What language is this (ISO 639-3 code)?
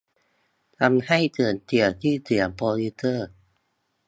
tha